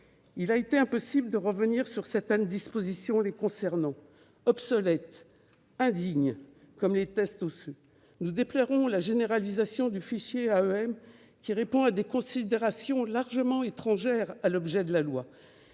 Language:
French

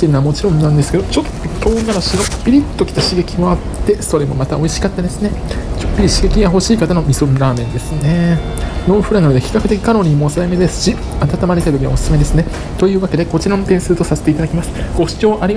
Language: Japanese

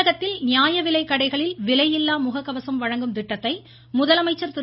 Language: Tamil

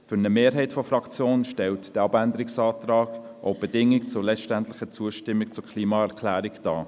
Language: Swiss German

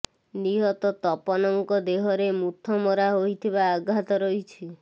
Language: Odia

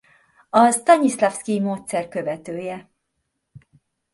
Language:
Hungarian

